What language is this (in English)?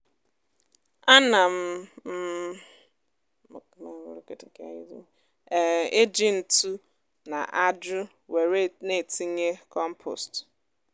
Igbo